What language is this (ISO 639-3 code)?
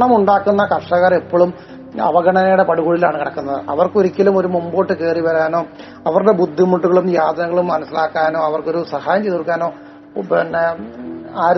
mal